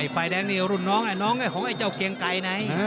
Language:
Thai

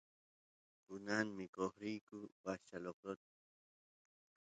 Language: Santiago del Estero Quichua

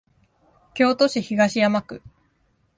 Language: Japanese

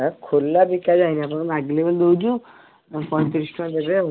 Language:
Odia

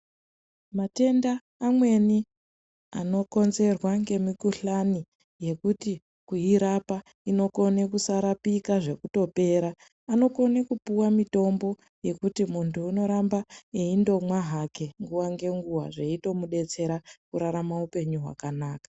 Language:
Ndau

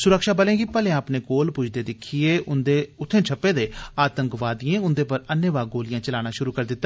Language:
Dogri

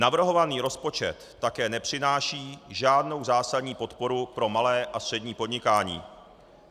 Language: Czech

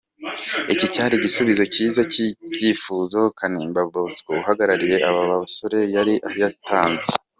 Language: Kinyarwanda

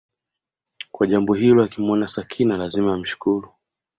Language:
Swahili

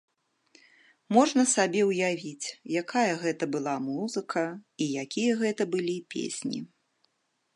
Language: Belarusian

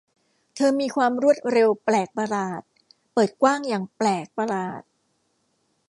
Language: Thai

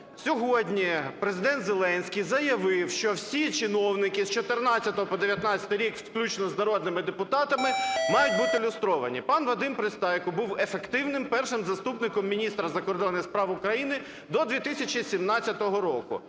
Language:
Ukrainian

